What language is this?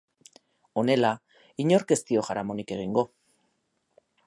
Basque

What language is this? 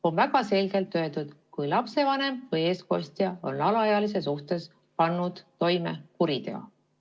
Estonian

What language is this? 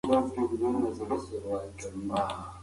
Pashto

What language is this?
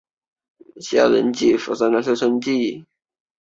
Chinese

